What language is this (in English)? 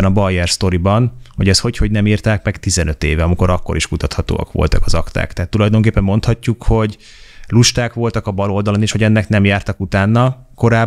Hungarian